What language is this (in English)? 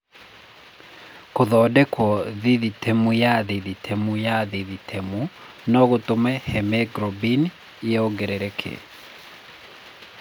Kikuyu